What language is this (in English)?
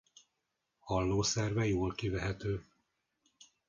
Hungarian